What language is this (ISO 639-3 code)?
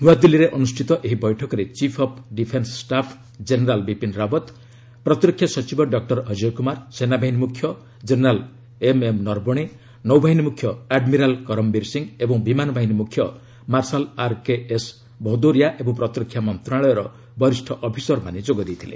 ori